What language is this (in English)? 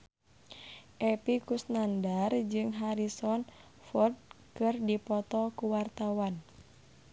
Sundanese